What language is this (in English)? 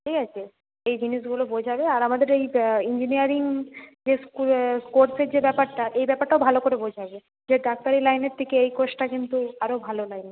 Bangla